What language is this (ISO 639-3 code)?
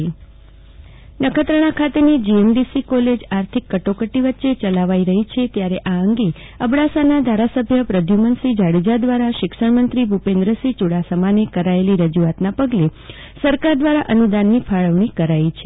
guj